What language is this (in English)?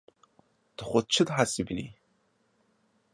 Kurdish